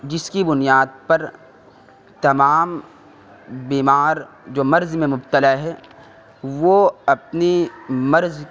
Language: Urdu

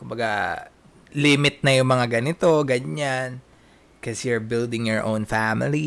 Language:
Filipino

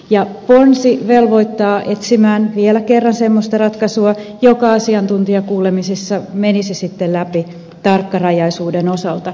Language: Finnish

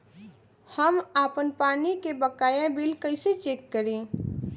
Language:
Bhojpuri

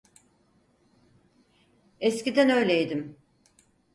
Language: Turkish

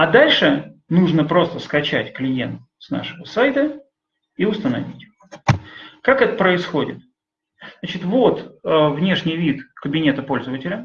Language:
Russian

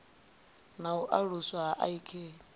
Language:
Venda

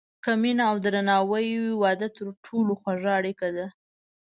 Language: Pashto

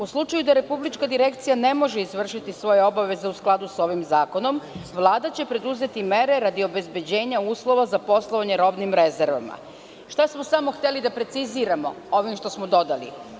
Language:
Serbian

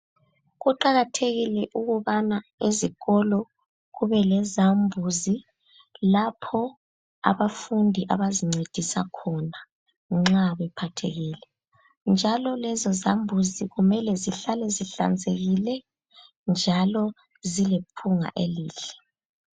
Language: North Ndebele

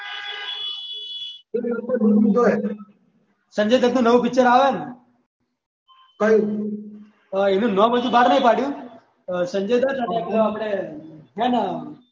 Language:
Gujarati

